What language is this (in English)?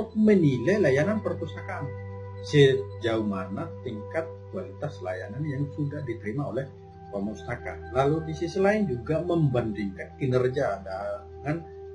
Indonesian